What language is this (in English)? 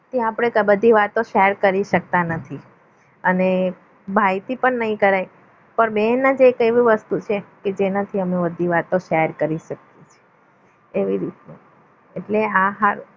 Gujarati